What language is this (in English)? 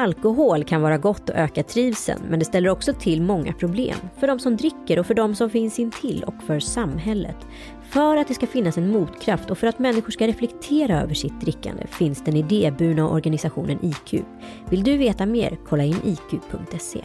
Swedish